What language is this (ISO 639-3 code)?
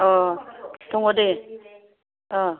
brx